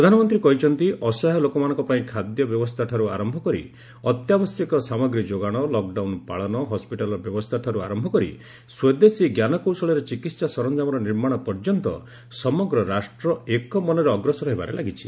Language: Odia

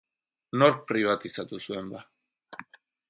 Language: Basque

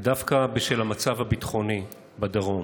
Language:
Hebrew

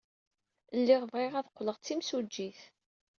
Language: Kabyle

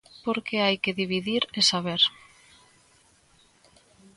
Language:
Galician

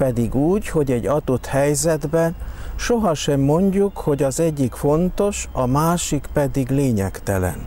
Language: Hungarian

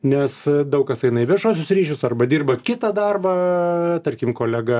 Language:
Lithuanian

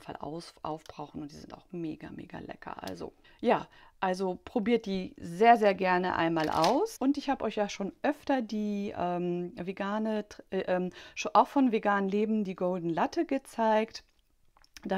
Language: German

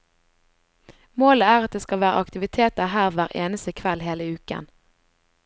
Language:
Norwegian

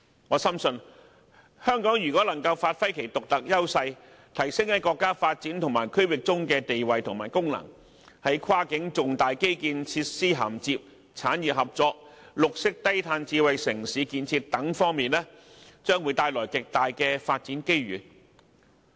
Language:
Cantonese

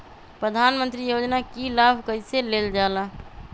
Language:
Magahi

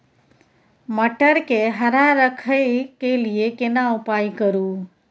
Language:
Maithili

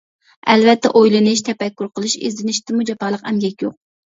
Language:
Uyghur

